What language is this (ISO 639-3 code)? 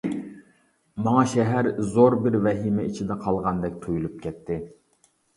uig